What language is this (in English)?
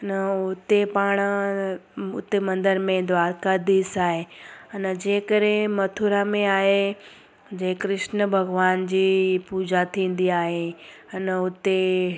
Sindhi